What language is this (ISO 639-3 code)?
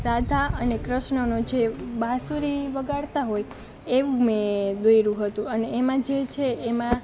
guj